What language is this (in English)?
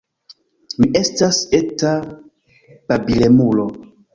Esperanto